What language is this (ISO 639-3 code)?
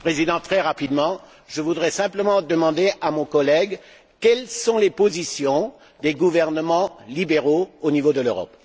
fra